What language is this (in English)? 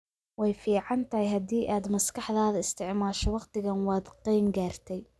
Somali